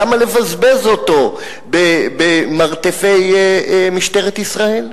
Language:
Hebrew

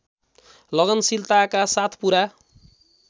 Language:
Nepali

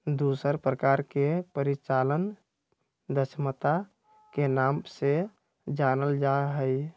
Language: Magahi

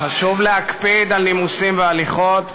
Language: Hebrew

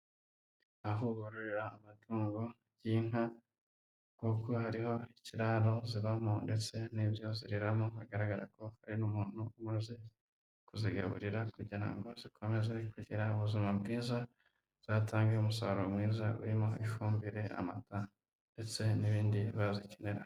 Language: Kinyarwanda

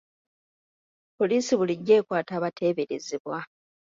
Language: Ganda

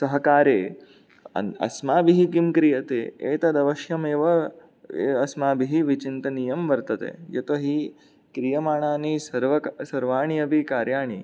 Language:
Sanskrit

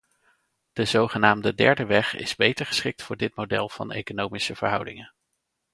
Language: Dutch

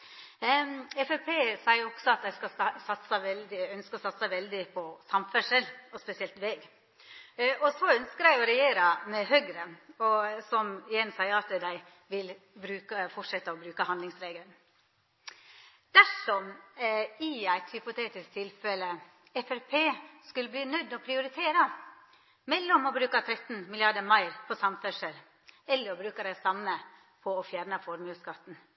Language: Norwegian Nynorsk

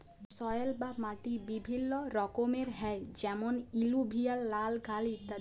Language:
Bangla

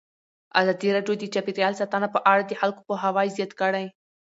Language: Pashto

